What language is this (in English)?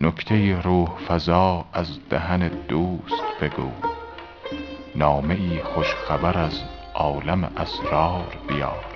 Persian